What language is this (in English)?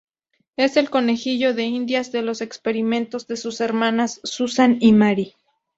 Spanish